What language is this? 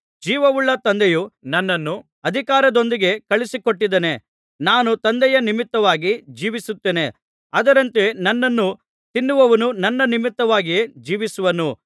Kannada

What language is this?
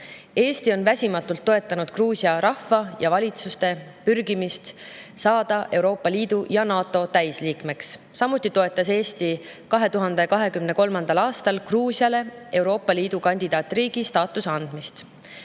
Estonian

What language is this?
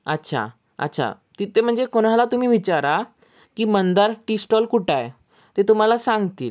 Marathi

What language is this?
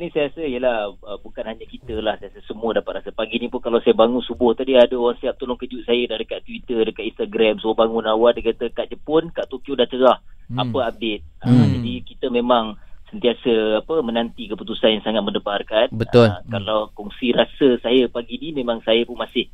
Malay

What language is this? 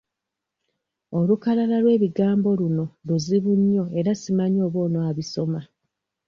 Ganda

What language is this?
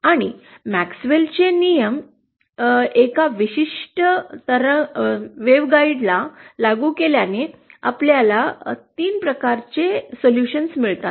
Marathi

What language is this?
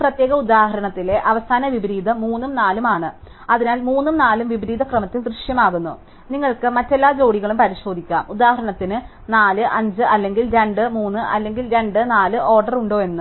Malayalam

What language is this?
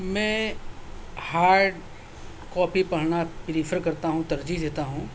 Urdu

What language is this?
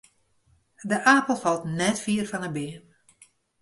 Western Frisian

